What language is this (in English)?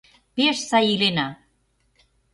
Mari